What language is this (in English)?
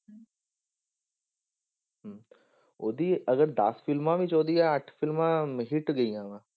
Punjabi